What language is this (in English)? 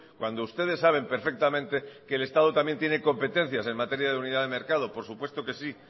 Spanish